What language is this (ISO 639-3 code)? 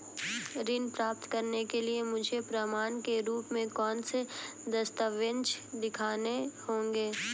hin